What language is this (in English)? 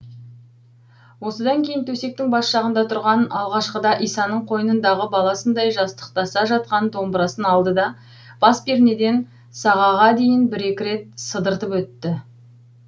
Kazakh